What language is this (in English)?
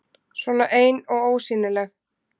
Icelandic